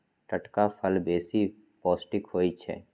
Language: Magahi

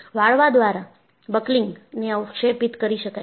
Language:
Gujarati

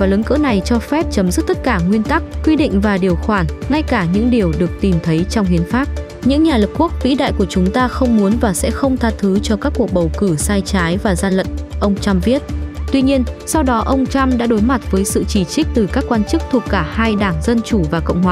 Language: Vietnamese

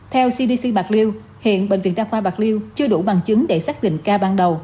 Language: Vietnamese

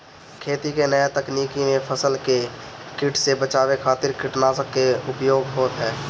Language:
Bhojpuri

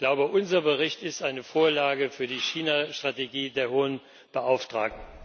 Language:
German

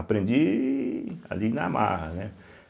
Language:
Portuguese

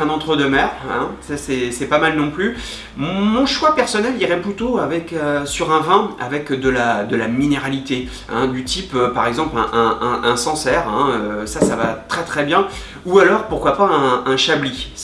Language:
French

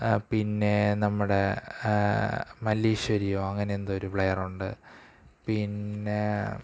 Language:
Malayalam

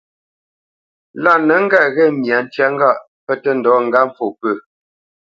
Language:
Bamenyam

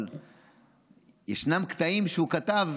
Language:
Hebrew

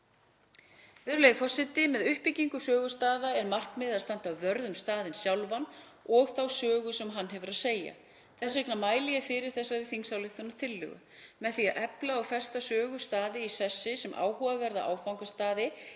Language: Icelandic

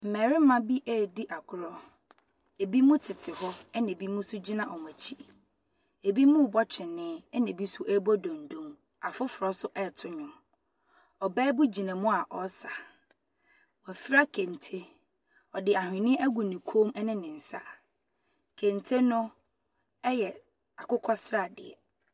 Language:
Akan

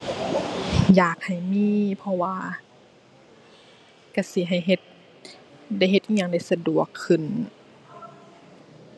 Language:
Thai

